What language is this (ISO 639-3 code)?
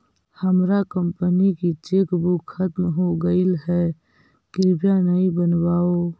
mag